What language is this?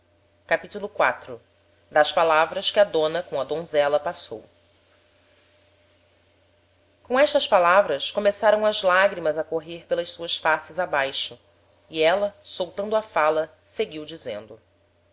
Portuguese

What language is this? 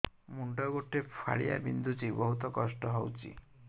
Odia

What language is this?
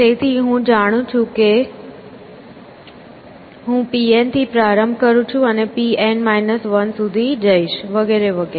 Gujarati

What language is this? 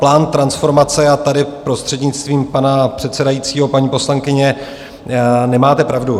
Czech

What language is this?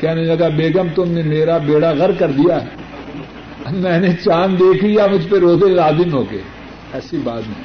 Urdu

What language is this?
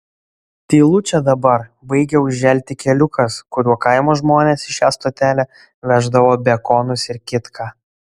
Lithuanian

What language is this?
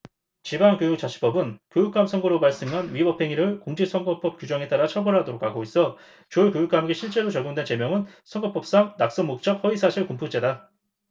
Korean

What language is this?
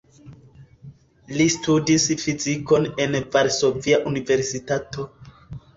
Esperanto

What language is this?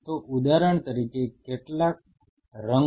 Gujarati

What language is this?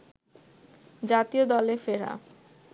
Bangla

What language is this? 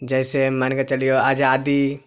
Maithili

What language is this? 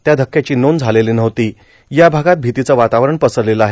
Marathi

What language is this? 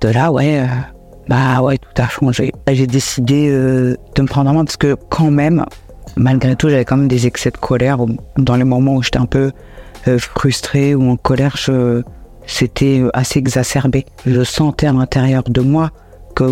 French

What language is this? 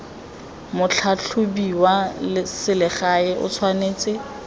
Tswana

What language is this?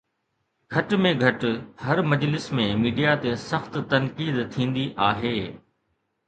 Sindhi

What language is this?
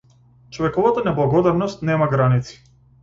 Macedonian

